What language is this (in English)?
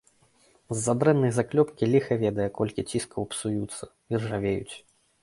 Belarusian